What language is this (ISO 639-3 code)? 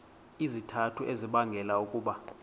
xho